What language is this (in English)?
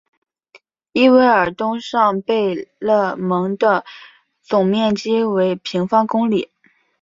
Chinese